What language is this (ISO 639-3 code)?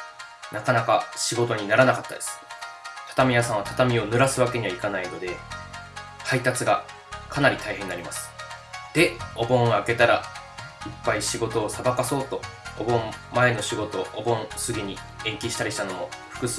jpn